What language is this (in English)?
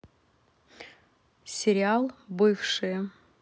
Russian